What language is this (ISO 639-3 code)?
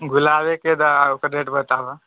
mai